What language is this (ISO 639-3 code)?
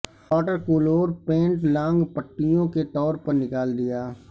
urd